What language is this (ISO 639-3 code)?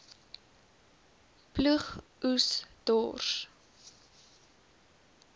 afr